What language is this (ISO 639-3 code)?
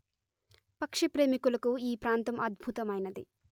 tel